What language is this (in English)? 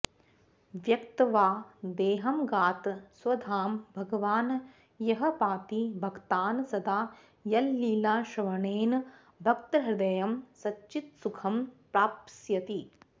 Sanskrit